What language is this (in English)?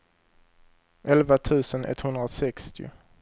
Swedish